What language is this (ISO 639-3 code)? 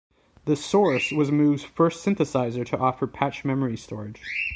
eng